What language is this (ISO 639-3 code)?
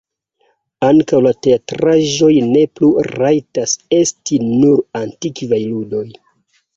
epo